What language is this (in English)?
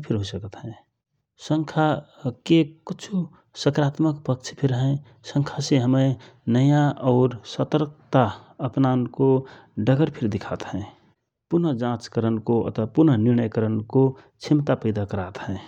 Rana Tharu